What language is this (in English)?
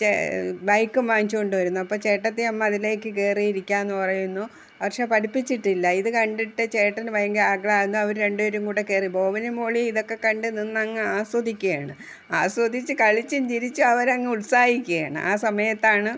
Malayalam